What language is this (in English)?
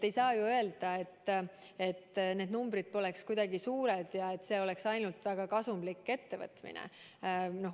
Estonian